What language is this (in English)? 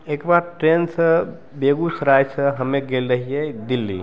Maithili